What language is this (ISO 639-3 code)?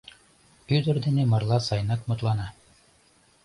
chm